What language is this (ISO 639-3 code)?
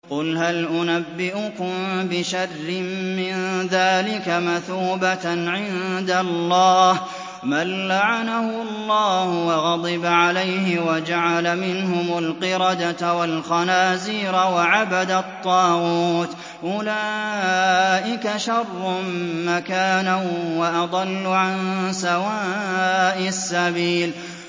ara